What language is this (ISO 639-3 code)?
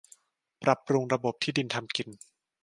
tha